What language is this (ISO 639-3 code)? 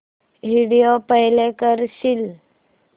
mar